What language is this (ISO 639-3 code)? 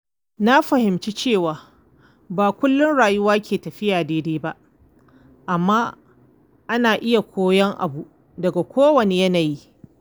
hau